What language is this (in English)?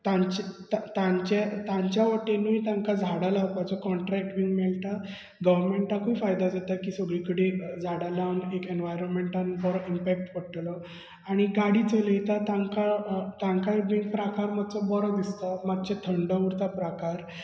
Konkani